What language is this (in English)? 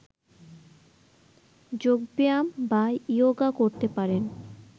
Bangla